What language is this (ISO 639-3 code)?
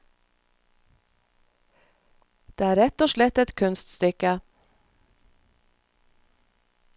nor